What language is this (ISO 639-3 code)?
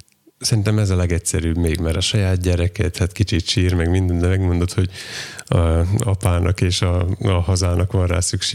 hun